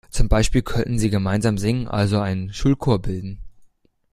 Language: German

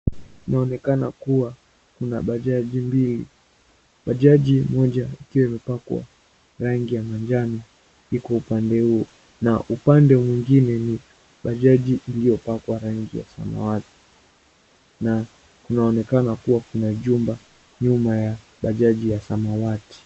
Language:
Swahili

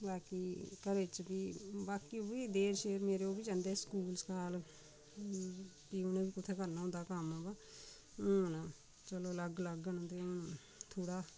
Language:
Dogri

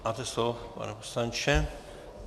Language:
Czech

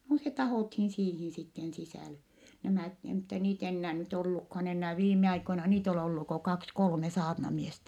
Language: Finnish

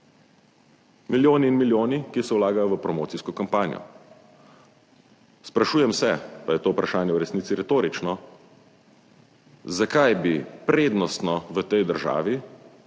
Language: Slovenian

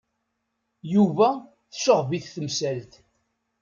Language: Kabyle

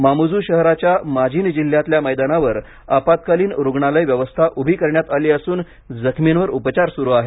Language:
Marathi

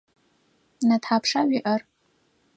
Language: Adyghe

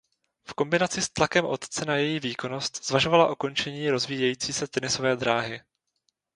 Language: Czech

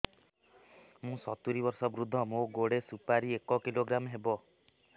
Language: Odia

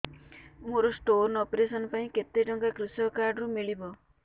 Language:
Odia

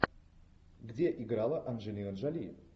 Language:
Russian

